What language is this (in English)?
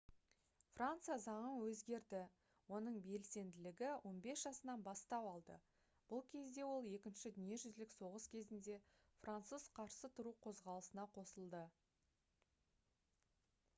Kazakh